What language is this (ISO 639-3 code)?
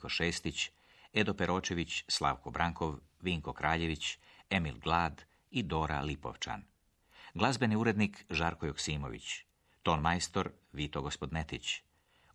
hrv